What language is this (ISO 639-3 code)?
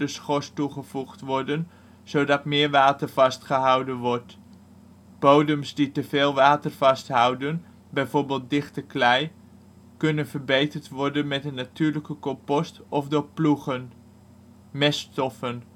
nld